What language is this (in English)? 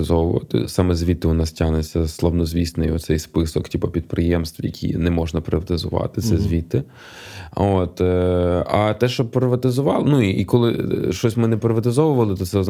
Ukrainian